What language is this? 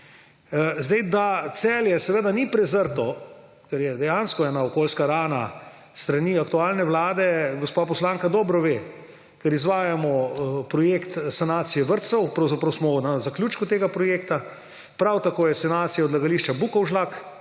Slovenian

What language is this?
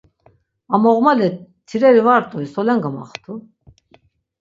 Laz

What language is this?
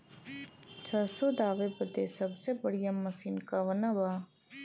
Bhojpuri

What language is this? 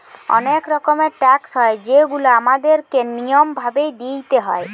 Bangla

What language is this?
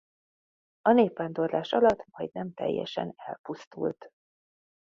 Hungarian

